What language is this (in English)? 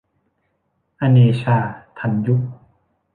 Thai